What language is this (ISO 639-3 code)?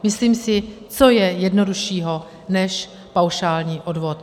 ces